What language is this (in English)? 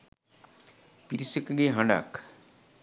Sinhala